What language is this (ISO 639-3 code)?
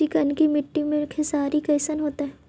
mag